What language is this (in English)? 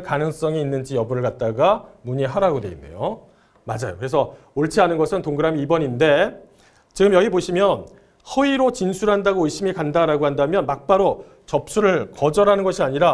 Korean